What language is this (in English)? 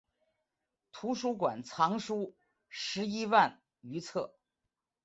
Chinese